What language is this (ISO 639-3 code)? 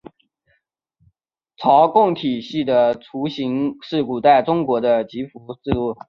zho